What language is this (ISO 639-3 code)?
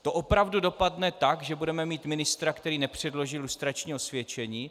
ces